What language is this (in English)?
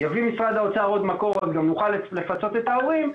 Hebrew